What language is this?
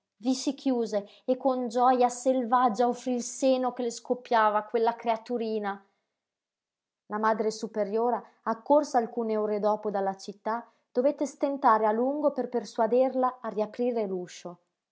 Italian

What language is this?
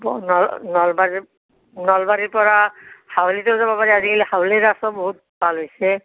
Assamese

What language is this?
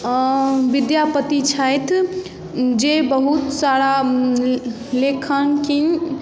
Maithili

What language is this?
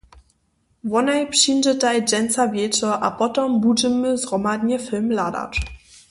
Upper Sorbian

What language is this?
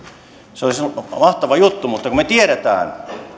Finnish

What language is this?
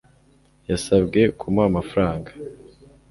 Kinyarwanda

